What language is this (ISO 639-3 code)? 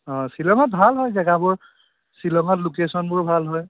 asm